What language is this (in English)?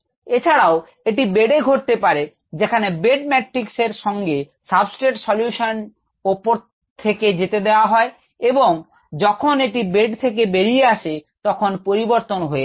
Bangla